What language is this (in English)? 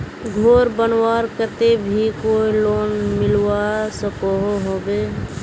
Magahi